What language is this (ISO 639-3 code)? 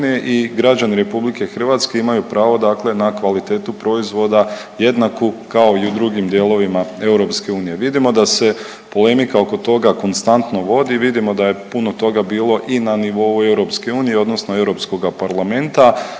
hrv